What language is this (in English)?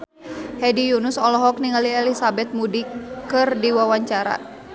Sundanese